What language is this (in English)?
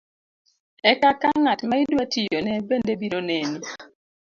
Luo (Kenya and Tanzania)